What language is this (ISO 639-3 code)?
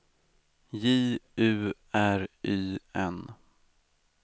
swe